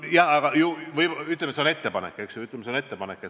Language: Estonian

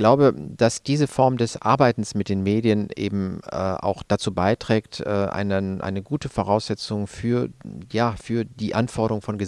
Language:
German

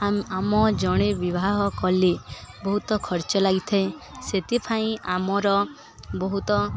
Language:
Odia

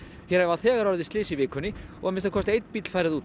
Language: Icelandic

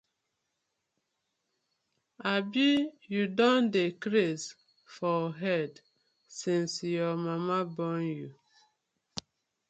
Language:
Nigerian Pidgin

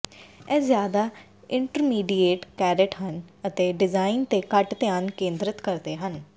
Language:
Punjabi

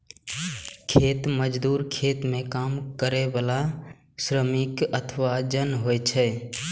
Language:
Maithili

